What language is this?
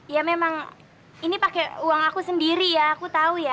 Indonesian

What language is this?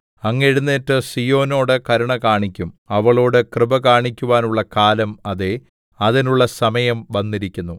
Malayalam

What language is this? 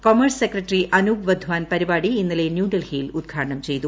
Malayalam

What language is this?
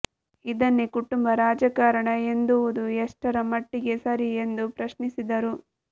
Kannada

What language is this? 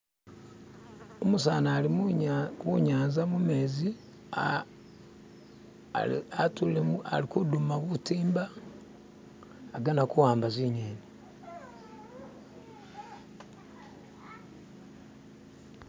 Masaaba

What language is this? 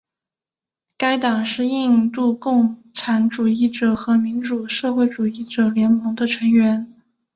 Chinese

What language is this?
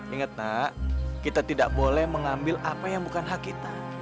Indonesian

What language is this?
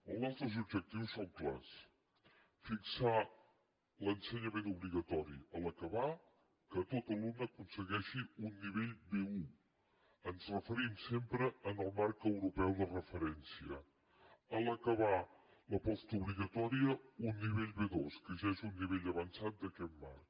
Catalan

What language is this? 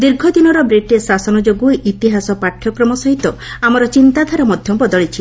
Odia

